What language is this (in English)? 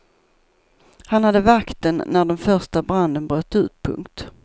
Swedish